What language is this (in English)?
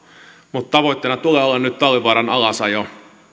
Finnish